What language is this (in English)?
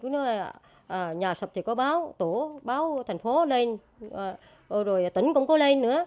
Vietnamese